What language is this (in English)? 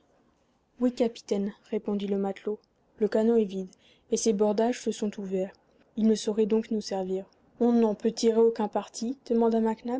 French